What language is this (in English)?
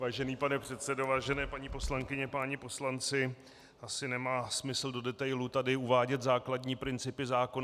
Czech